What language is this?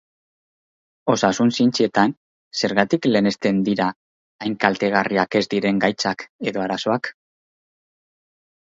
Basque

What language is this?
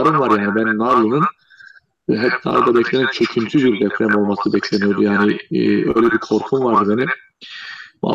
Turkish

